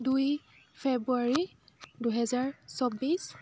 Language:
Assamese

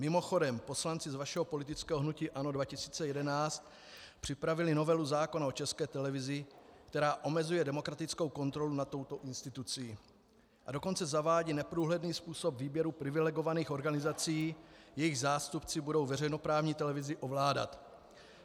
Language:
Czech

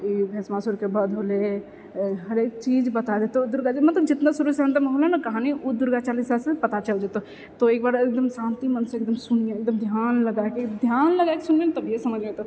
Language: Maithili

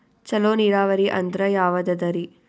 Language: Kannada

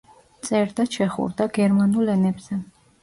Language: Georgian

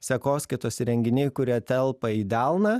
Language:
Lithuanian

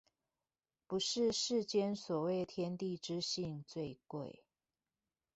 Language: Chinese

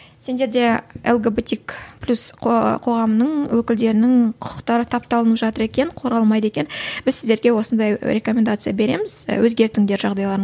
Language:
Kazakh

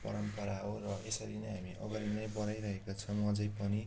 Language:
Nepali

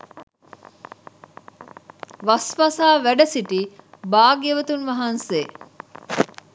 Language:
Sinhala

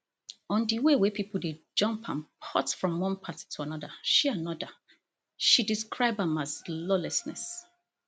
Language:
Nigerian Pidgin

